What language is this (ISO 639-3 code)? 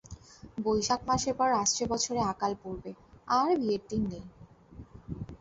ben